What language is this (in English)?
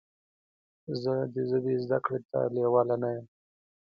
Pashto